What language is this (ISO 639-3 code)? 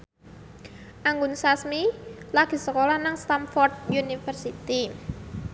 jav